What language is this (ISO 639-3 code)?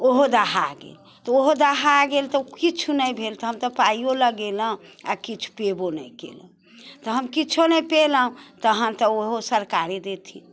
mai